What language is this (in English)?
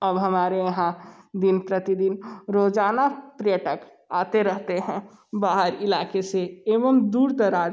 Hindi